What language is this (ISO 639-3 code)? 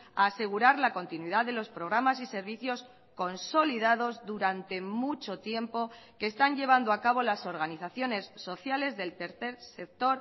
spa